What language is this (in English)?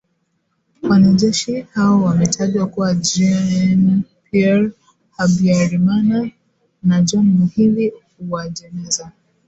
Swahili